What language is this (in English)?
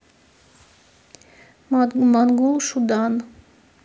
Russian